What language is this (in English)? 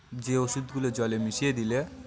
Bangla